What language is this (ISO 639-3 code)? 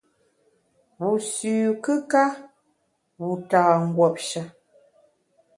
bax